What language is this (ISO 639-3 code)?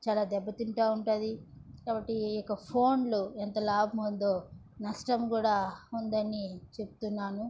tel